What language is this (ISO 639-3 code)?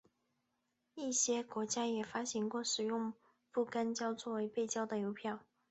zho